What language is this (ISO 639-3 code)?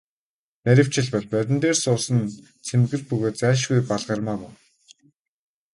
mon